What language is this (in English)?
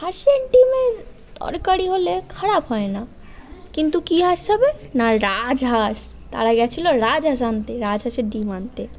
Bangla